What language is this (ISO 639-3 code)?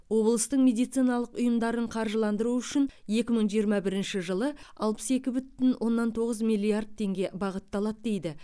kaz